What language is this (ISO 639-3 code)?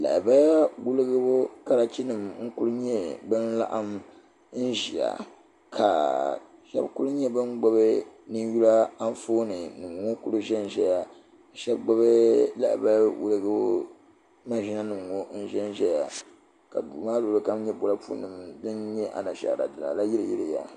dag